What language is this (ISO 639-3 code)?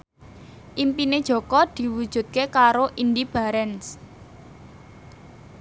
jav